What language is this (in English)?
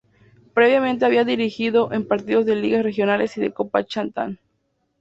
Spanish